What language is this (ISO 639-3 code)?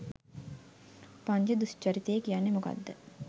sin